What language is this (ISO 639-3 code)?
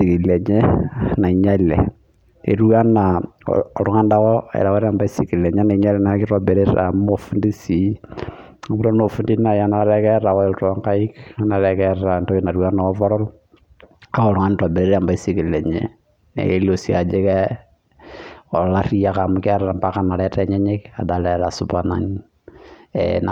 mas